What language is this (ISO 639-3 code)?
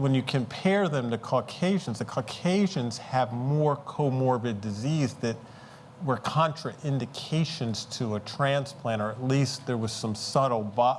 eng